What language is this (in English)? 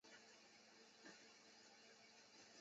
Chinese